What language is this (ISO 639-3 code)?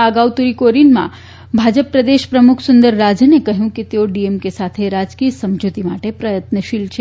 guj